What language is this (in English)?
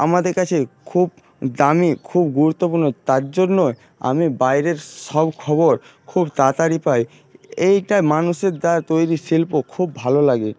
Bangla